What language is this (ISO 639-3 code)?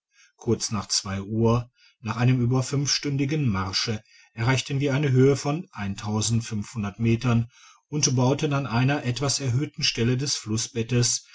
deu